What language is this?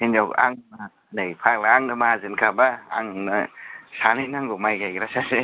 Bodo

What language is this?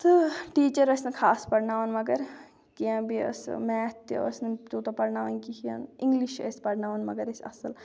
Kashmiri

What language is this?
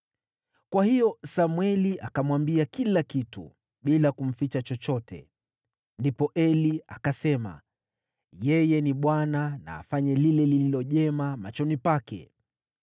Swahili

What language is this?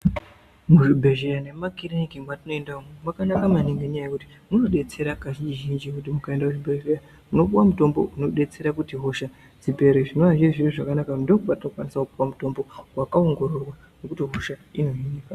Ndau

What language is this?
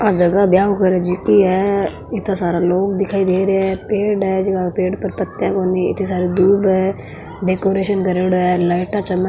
Marwari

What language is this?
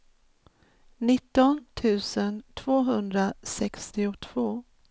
Swedish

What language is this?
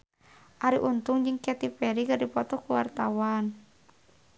Sundanese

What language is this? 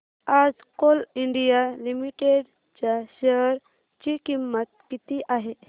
Marathi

